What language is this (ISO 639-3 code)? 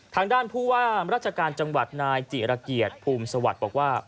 tha